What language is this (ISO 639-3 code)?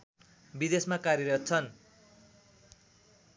nep